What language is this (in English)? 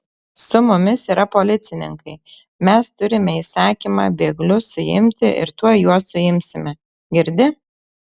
Lithuanian